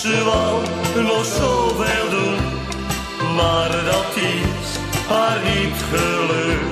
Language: Dutch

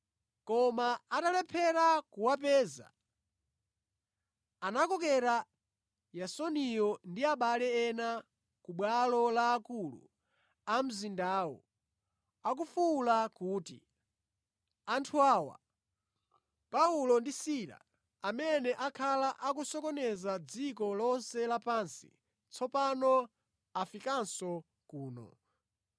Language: Nyanja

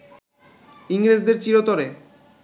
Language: Bangla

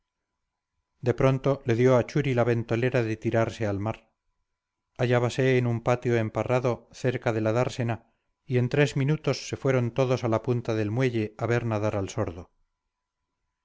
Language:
Spanish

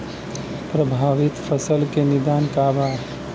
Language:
Bhojpuri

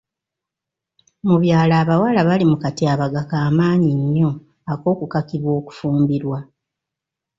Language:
Ganda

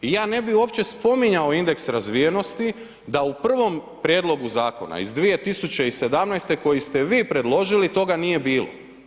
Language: Croatian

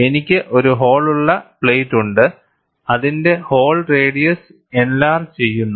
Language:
Malayalam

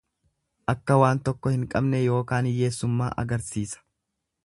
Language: Oromo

